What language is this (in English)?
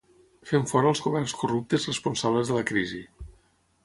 Catalan